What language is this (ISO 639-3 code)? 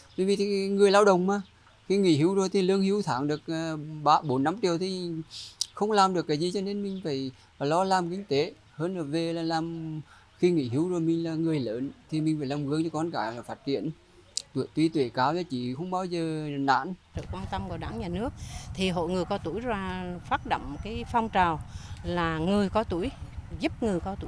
vie